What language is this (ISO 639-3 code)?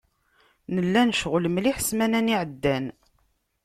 kab